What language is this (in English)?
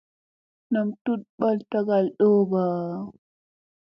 Musey